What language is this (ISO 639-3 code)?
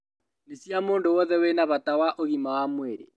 kik